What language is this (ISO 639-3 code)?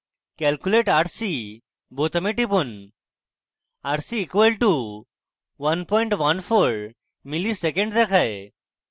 ben